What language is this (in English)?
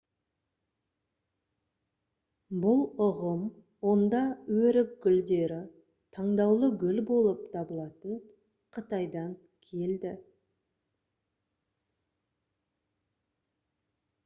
Kazakh